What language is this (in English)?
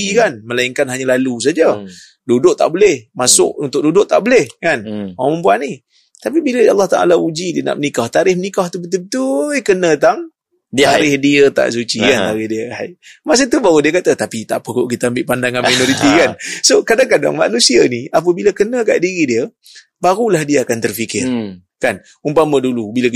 Malay